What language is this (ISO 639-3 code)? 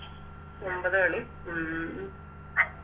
mal